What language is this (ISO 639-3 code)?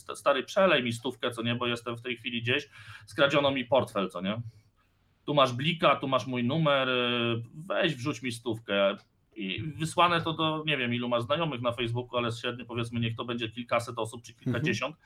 pol